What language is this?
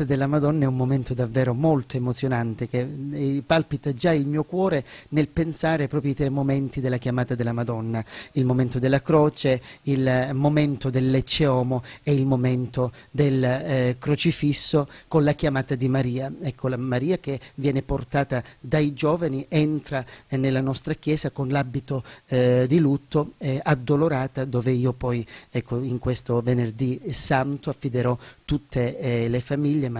Italian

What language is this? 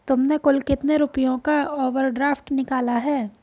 Hindi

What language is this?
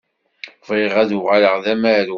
Kabyle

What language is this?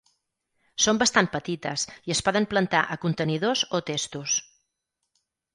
Catalan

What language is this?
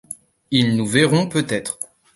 French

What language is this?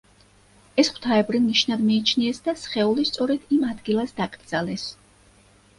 Georgian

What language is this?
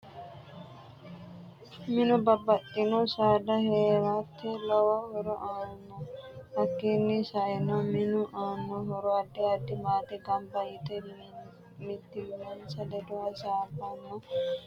Sidamo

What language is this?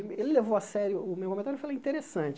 Portuguese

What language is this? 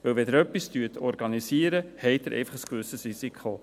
Swiss German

